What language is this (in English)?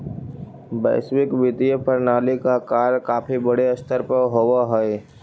Magahi